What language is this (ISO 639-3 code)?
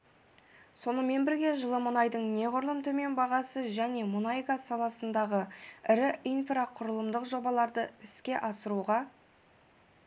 kaz